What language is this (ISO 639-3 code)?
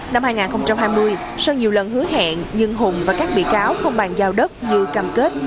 vie